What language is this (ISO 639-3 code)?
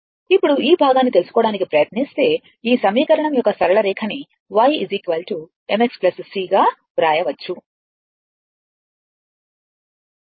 tel